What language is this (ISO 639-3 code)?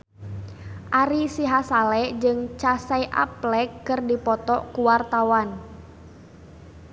sun